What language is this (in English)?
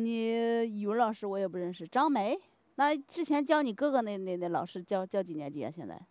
Chinese